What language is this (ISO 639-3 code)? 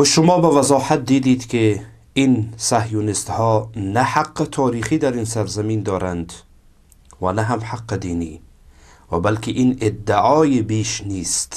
fas